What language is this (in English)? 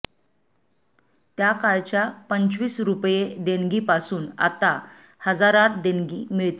Marathi